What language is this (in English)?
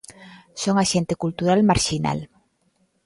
Galician